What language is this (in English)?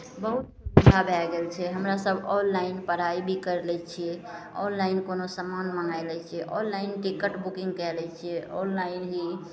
Maithili